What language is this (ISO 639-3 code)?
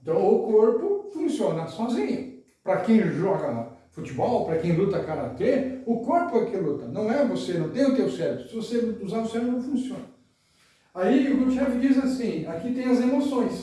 por